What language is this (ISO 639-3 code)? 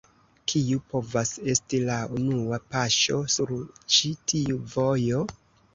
epo